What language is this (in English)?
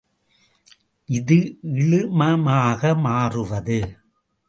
Tamil